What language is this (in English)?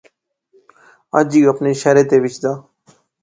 Pahari-Potwari